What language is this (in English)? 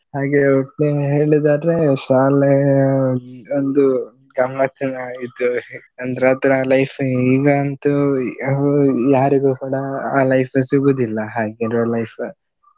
Kannada